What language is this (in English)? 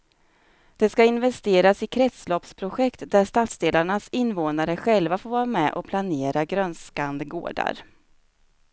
Swedish